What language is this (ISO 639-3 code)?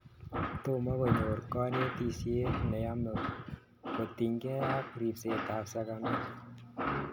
kln